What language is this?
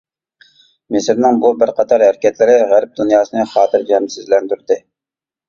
Uyghur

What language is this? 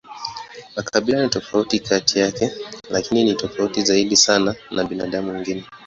Swahili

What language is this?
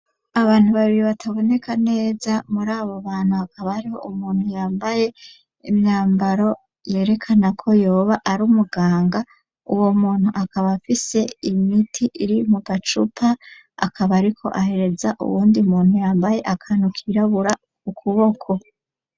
Rundi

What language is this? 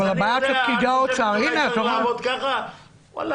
Hebrew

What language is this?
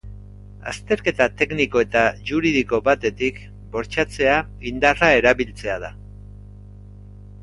Basque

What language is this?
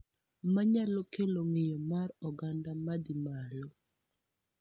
Luo (Kenya and Tanzania)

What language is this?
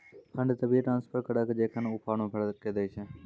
Maithili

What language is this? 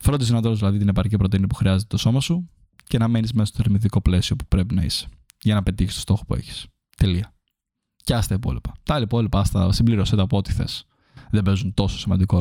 Greek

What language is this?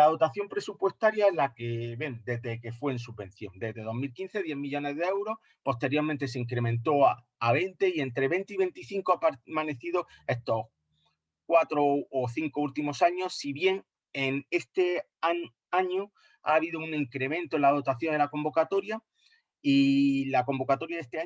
Spanish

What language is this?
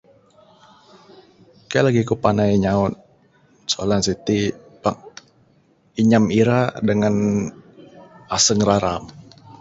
Bukar-Sadung Bidayuh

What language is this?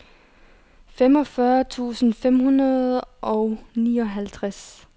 Danish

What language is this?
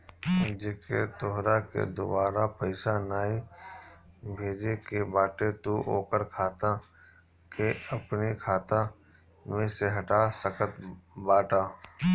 Bhojpuri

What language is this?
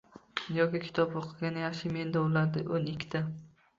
Uzbek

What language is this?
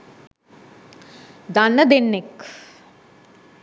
Sinhala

